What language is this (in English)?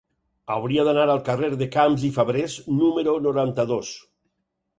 Catalan